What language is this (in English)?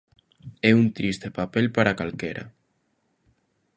Galician